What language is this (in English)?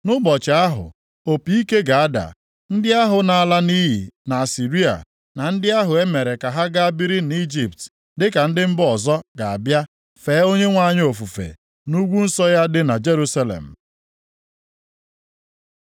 Igbo